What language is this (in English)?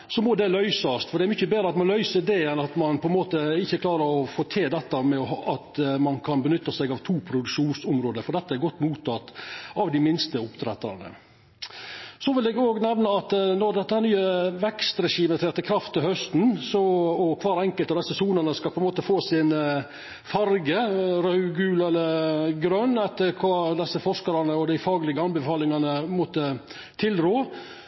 Norwegian Nynorsk